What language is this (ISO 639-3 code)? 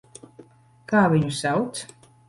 lav